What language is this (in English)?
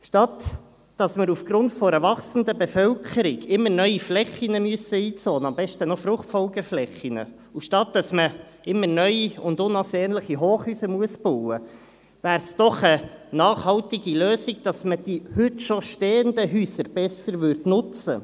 Swiss German